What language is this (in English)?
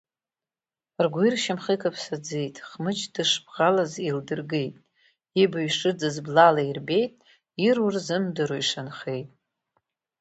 Abkhazian